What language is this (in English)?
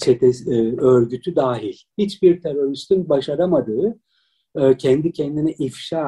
Turkish